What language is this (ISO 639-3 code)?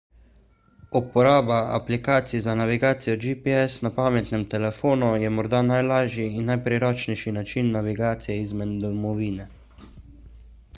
slv